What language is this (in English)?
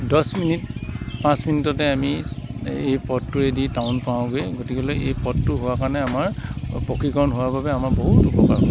Assamese